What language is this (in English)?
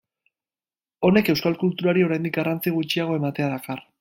Basque